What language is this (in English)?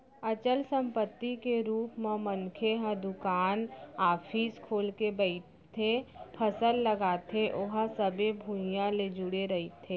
Chhattisgarhi